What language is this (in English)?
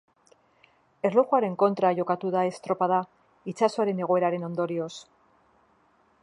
Basque